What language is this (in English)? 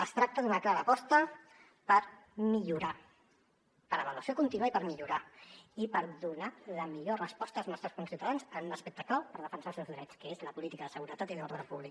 Catalan